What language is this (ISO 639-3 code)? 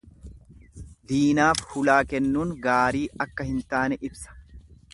orm